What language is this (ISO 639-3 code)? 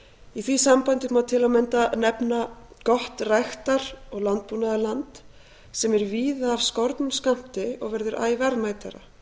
isl